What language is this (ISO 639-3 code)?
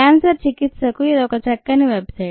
tel